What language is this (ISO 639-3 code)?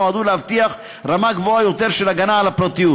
heb